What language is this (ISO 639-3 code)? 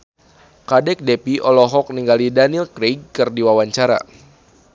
sun